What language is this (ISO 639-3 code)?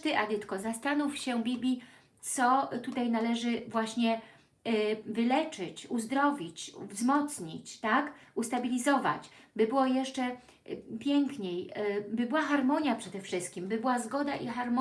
pol